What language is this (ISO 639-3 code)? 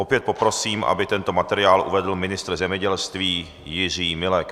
ces